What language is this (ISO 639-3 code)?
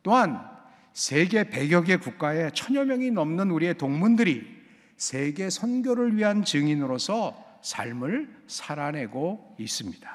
kor